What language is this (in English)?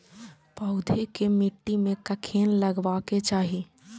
Maithili